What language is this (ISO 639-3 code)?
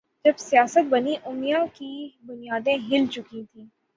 urd